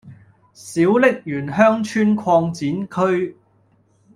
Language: Cantonese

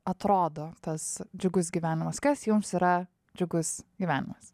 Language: Lithuanian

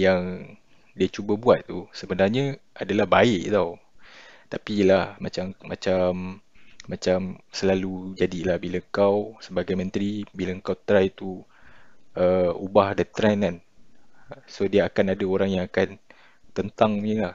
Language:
Malay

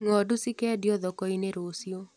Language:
Kikuyu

